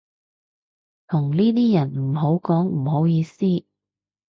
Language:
Cantonese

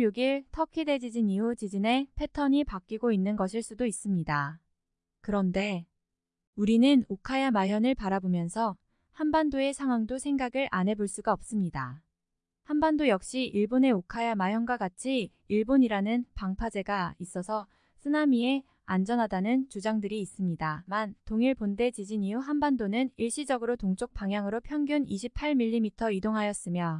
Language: Korean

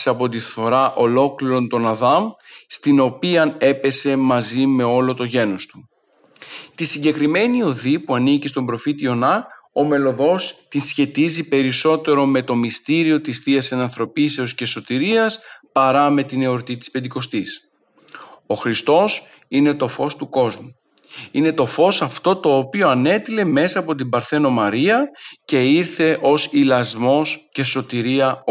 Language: Greek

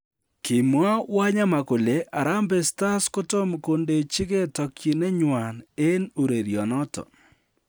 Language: Kalenjin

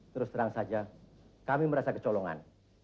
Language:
Indonesian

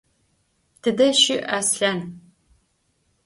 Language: Adyghe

